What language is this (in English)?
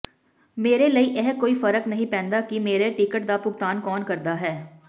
Punjabi